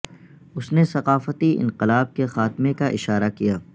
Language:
Urdu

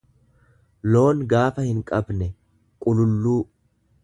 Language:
Oromo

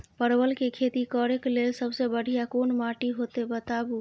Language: Maithili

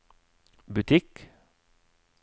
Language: Norwegian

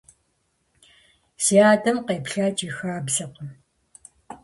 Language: Kabardian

